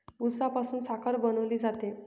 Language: Marathi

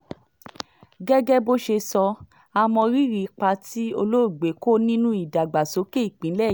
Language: Yoruba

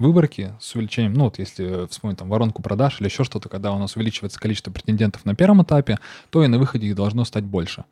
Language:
Russian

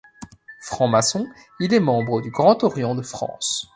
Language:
French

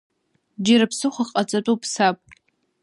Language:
Abkhazian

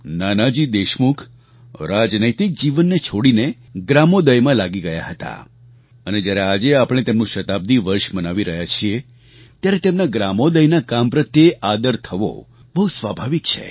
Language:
Gujarati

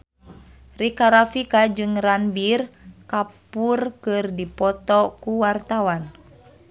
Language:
Sundanese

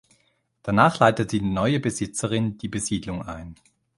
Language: German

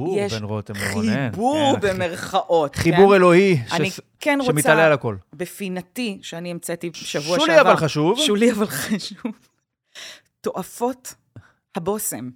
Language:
Hebrew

